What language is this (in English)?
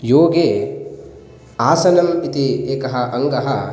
Sanskrit